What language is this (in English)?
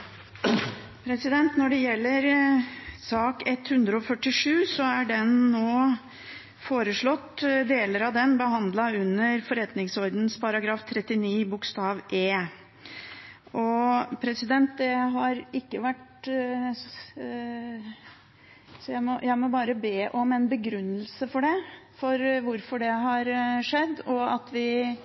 Norwegian Bokmål